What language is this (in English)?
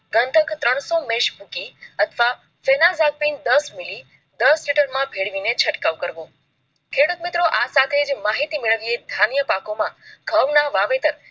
Gujarati